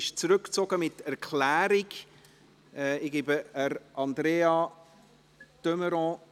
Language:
Swiss German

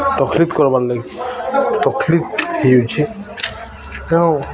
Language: Odia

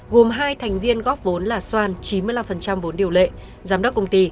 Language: Vietnamese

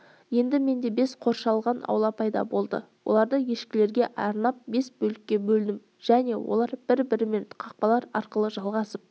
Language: Kazakh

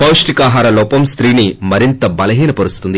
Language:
Telugu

